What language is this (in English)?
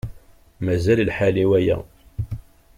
Kabyle